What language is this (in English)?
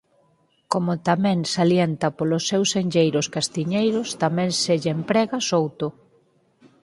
Galician